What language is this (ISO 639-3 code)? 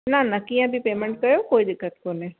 snd